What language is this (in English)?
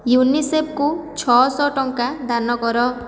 Odia